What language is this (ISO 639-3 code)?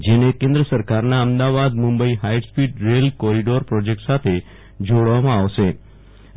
guj